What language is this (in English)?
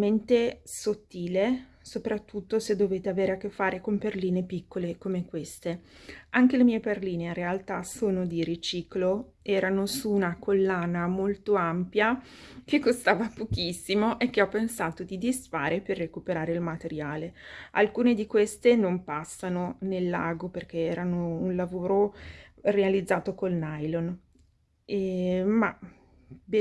Italian